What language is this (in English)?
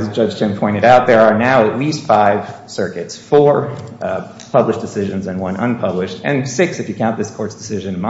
English